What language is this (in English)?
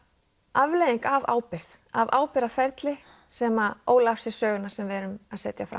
Icelandic